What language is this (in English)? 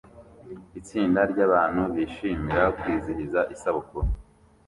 Kinyarwanda